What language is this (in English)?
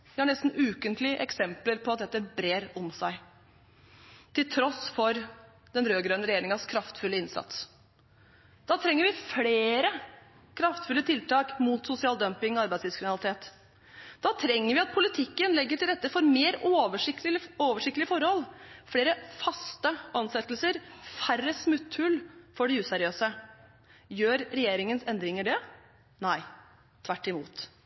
Norwegian Bokmål